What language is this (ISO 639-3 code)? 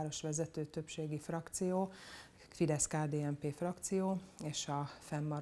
hun